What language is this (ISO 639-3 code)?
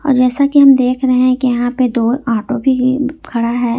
hin